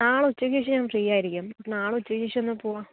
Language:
Malayalam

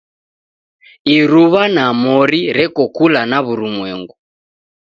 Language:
Taita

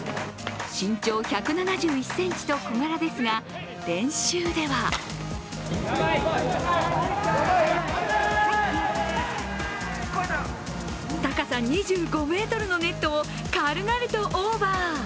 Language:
Japanese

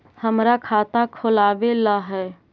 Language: Magahi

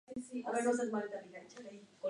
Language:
Spanish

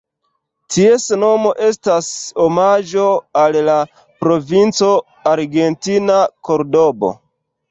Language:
Esperanto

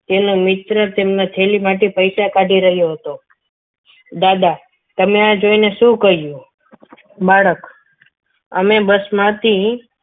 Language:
Gujarati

